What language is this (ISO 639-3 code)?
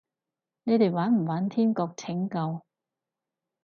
yue